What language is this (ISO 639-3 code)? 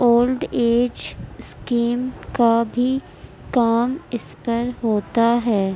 urd